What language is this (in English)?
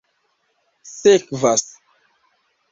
Esperanto